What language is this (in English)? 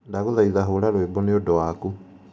Kikuyu